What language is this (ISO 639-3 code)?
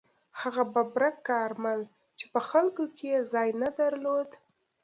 pus